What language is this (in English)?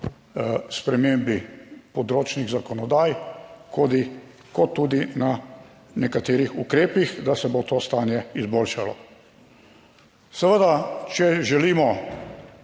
Slovenian